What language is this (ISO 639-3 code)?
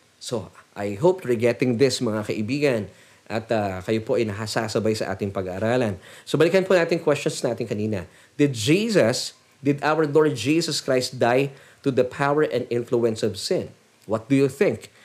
fil